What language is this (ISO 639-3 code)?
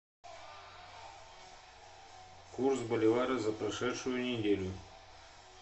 rus